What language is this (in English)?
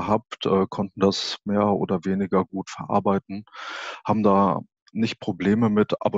German